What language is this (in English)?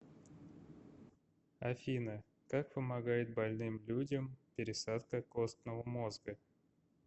Russian